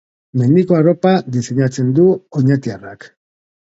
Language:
Basque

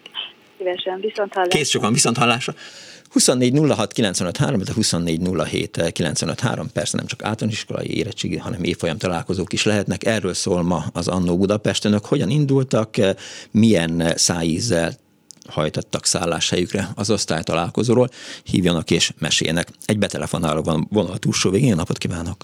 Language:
Hungarian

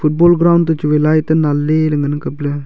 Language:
Wancho Naga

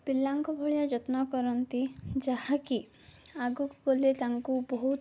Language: Odia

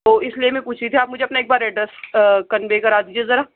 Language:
Urdu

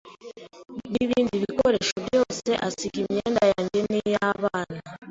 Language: Kinyarwanda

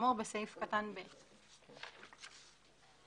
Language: Hebrew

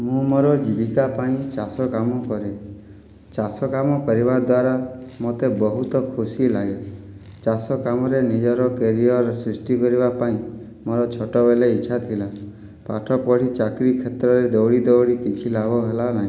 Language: Odia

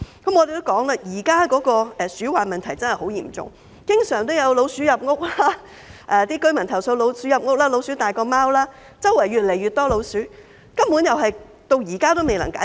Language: Cantonese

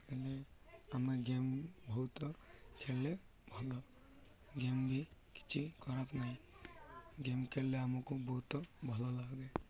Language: Odia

